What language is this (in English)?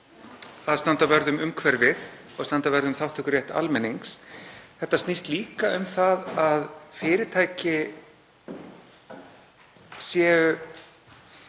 Icelandic